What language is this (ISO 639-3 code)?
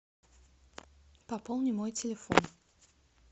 rus